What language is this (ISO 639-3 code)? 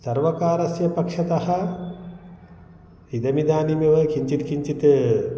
san